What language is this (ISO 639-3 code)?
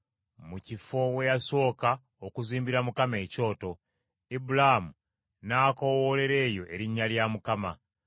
lug